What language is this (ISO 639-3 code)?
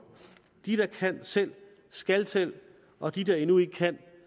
dan